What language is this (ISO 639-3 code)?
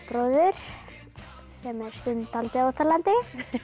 isl